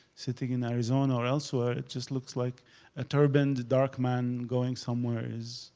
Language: English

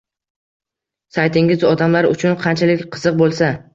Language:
Uzbek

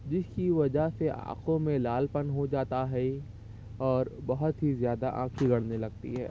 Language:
Urdu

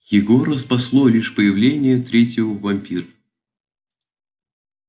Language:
Russian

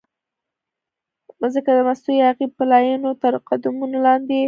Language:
Pashto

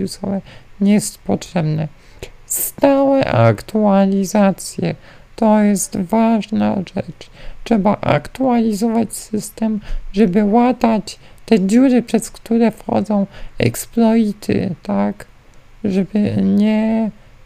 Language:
Polish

